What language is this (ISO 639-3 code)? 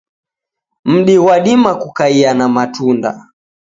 dav